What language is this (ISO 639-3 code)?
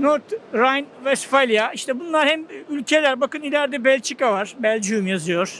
tur